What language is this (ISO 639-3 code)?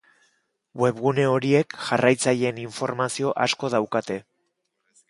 eus